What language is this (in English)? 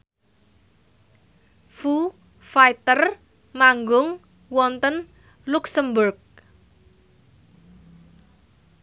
Javanese